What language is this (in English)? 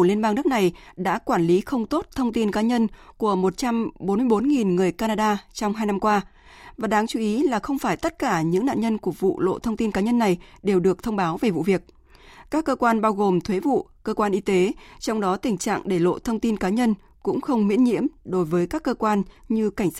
Vietnamese